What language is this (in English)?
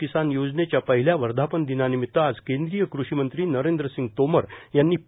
Marathi